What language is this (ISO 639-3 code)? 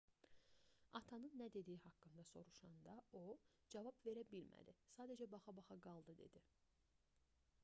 aze